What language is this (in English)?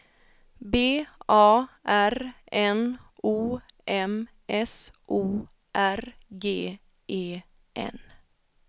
Swedish